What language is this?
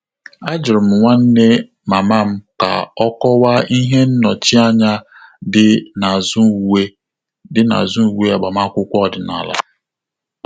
Igbo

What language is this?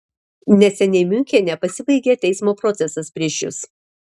Lithuanian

